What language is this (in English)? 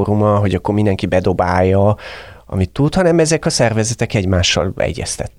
Hungarian